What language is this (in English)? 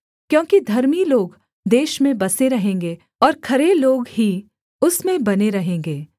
Hindi